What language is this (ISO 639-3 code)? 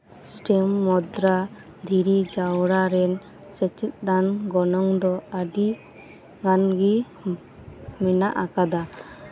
sat